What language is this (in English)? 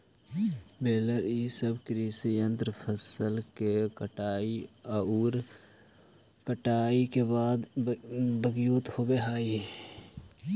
Magahi